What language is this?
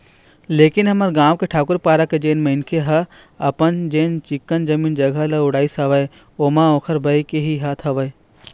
Chhattisgarhi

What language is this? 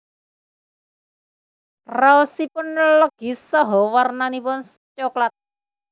Javanese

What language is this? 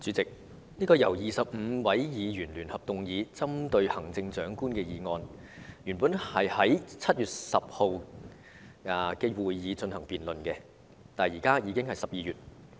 Cantonese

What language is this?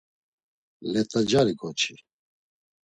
Laz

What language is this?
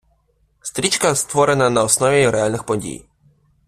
Ukrainian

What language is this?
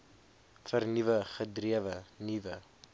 Afrikaans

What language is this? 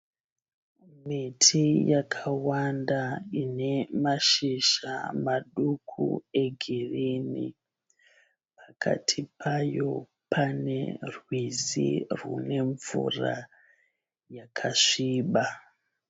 Shona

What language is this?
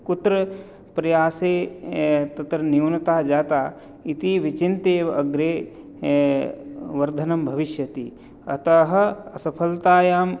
Sanskrit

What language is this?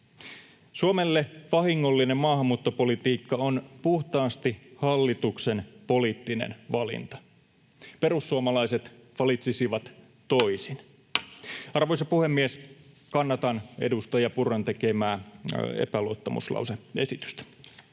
Finnish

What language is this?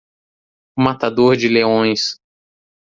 Portuguese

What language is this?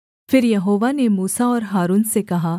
Hindi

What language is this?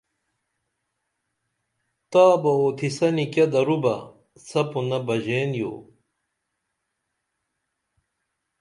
Dameli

